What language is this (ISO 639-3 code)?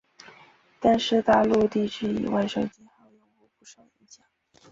zho